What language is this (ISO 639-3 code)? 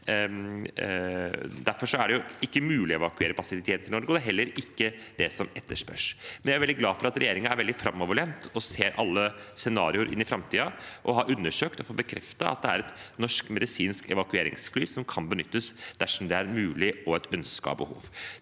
nor